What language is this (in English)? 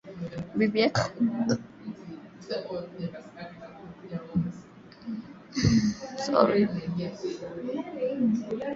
Swahili